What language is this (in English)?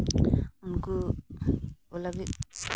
Santali